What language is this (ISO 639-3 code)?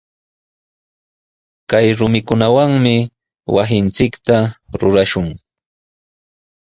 qws